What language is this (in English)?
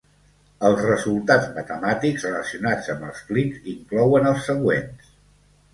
Catalan